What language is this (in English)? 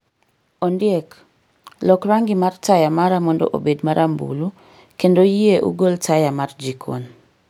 Luo (Kenya and Tanzania)